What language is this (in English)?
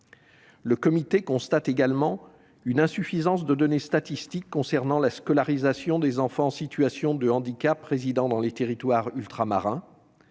French